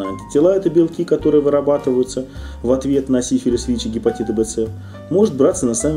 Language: Russian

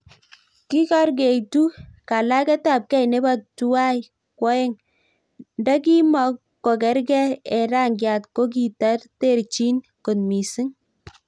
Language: Kalenjin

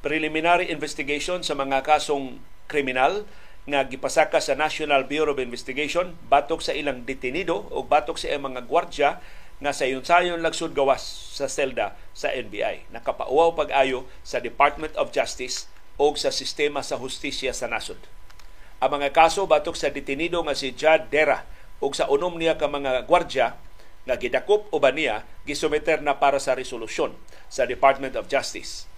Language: Filipino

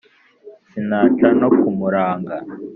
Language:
Kinyarwanda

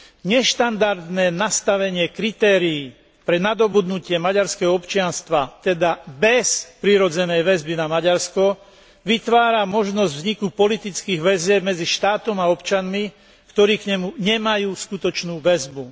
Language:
Slovak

